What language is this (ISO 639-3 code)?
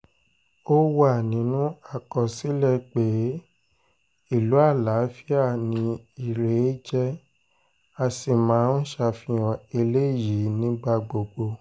yor